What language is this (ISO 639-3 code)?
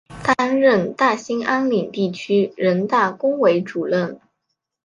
zho